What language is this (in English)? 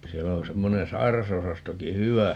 Finnish